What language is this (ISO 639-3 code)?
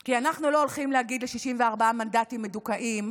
heb